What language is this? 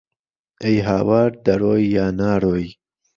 Central Kurdish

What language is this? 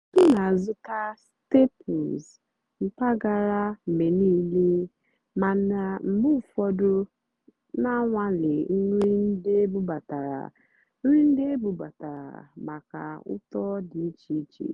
Igbo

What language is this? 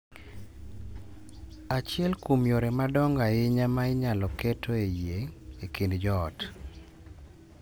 Luo (Kenya and Tanzania)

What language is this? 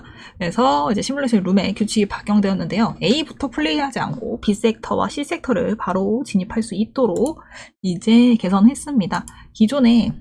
Korean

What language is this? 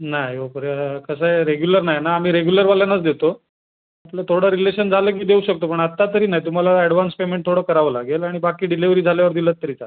Marathi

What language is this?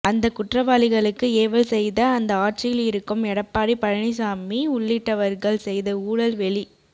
Tamil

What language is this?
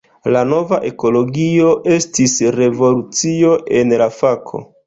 Esperanto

